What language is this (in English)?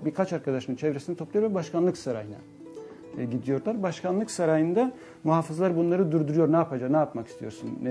Turkish